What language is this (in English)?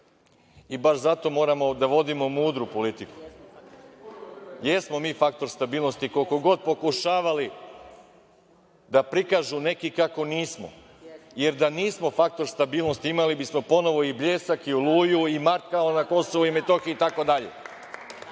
Serbian